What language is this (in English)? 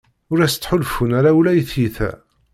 Kabyle